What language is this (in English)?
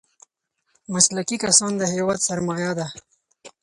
Pashto